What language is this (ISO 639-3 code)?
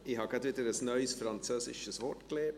gsw